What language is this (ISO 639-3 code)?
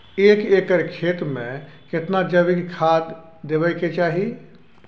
mai